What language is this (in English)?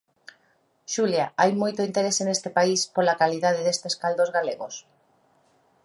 Galician